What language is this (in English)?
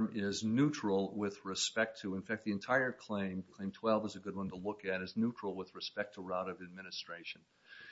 English